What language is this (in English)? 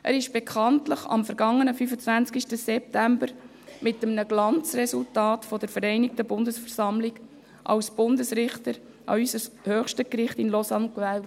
Swiss German